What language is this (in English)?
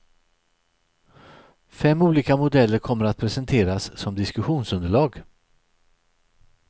Swedish